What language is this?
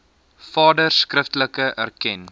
Afrikaans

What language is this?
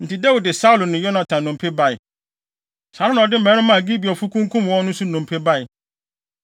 Akan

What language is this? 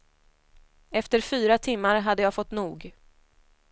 Swedish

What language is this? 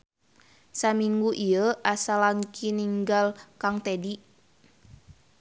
Sundanese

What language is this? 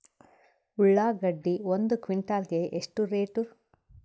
Kannada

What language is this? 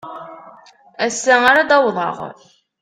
Kabyle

